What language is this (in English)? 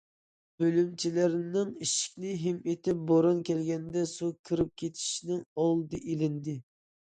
Uyghur